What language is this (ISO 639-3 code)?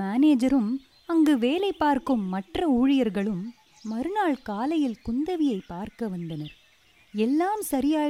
tam